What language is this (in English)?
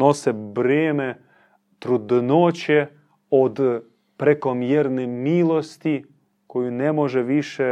Croatian